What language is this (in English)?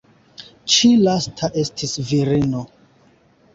Esperanto